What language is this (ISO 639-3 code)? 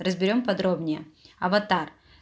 rus